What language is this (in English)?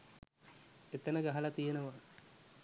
Sinhala